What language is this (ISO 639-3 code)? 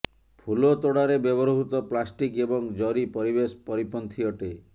ori